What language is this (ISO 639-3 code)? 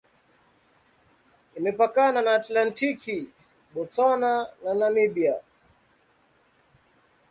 swa